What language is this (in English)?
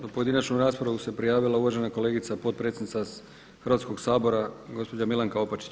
Croatian